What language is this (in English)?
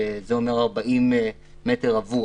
Hebrew